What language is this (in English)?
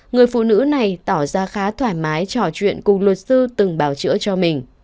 Vietnamese